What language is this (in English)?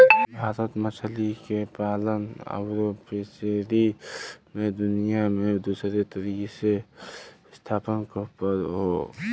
Bhojpuri